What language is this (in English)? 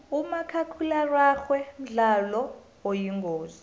South Ndebele